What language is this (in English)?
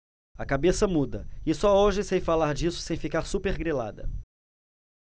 Portuguese